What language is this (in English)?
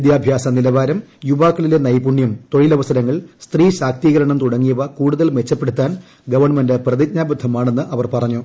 Malayalam